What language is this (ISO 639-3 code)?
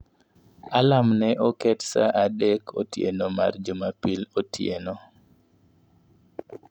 luo